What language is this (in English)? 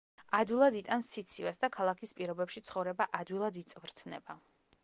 Georgian